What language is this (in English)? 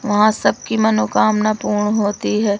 Hindi